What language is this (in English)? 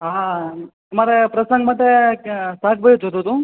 Gujarati